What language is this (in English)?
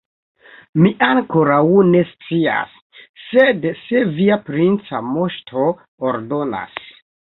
Esperanto